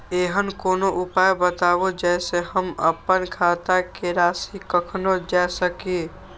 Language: Maithili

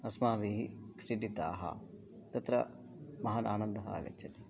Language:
Sanskrit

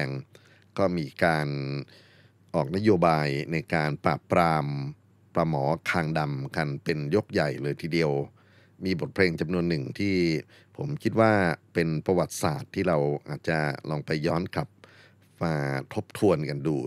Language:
Thai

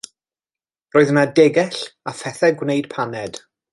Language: Welsh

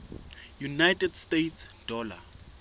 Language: Southern Sotho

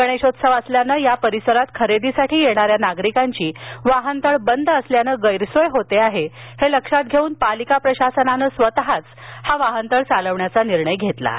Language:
Marathi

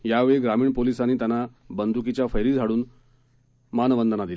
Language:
Marathi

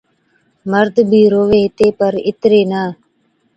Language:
Od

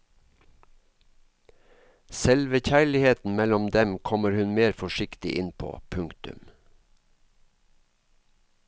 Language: Norwegian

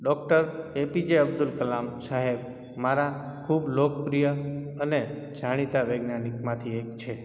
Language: Gujarati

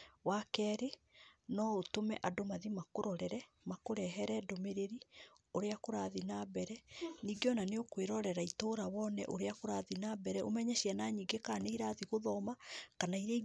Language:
Kikuyu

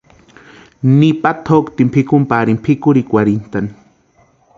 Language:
Western Highland Purepecha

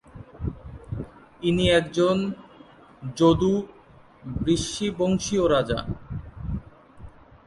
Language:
Bangla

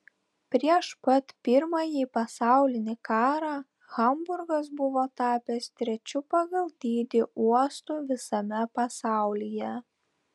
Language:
Lithuanian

